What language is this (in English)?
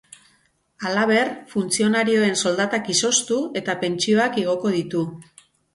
Basque